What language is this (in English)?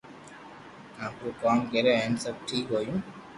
Loarki